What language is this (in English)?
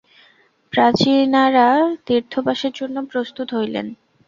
Bangla